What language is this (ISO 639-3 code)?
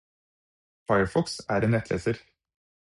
nob